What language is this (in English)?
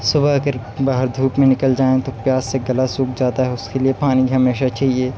Urdu